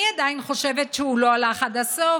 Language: Hebrew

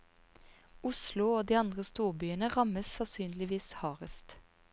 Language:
Norwegian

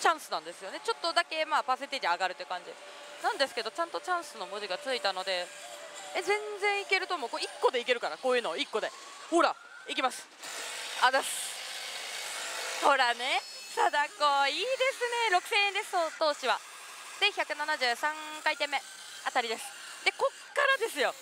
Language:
Japanese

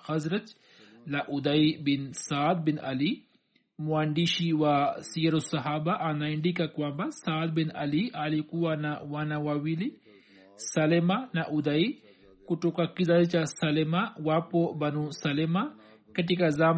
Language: Swahili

